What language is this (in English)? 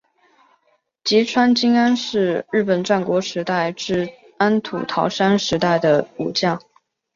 Chinese